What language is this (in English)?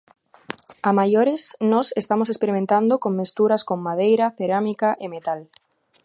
Galician